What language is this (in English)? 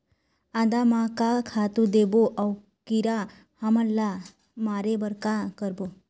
Chhattisgarhi